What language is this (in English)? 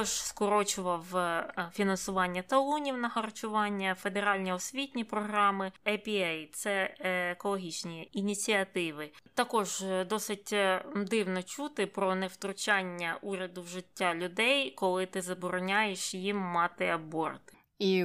Ukrainian